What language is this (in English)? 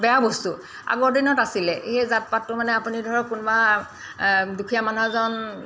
Assamese